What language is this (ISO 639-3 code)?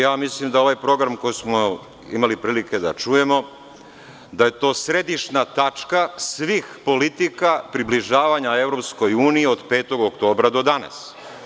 srp